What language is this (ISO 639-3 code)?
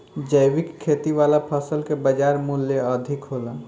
bho